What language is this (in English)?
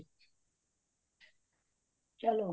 Punjabi